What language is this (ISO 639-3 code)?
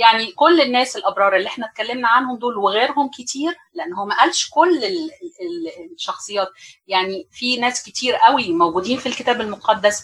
ara